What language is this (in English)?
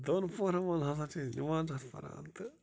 Kashmiri